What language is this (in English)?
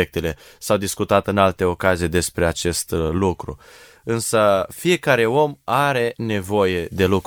Romanian